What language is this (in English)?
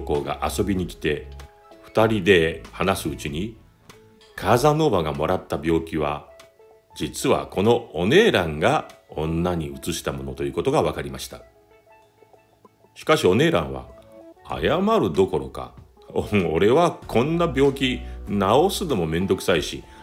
Japanese